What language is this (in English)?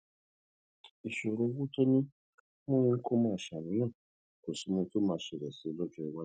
Yoruba